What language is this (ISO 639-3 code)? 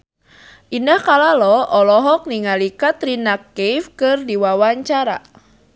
sun